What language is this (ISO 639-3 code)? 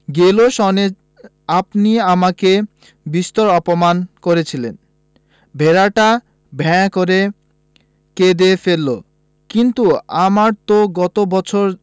ben